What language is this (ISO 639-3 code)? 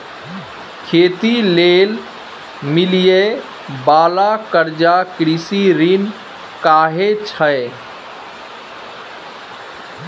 mai